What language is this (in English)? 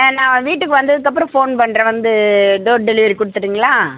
Tamil